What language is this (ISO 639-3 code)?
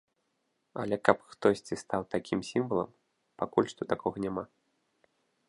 bel